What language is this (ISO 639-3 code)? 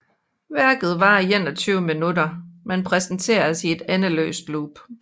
dan